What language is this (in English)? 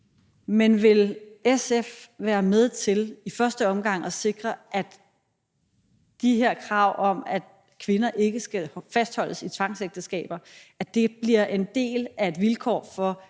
Danish